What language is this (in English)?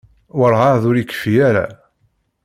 Kabyle